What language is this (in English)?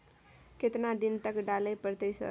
Maithili